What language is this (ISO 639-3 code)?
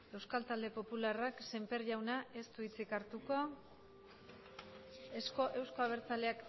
eus